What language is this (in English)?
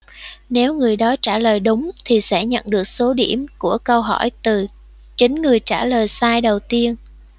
Vietnamese